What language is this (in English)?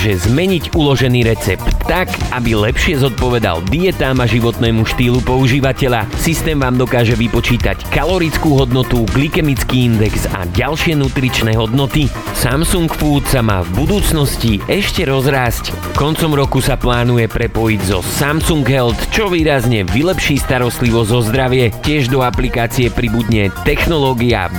Slovak